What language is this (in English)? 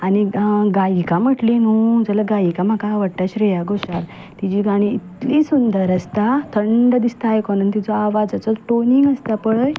Konkani